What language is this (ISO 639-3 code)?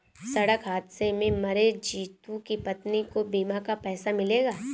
hin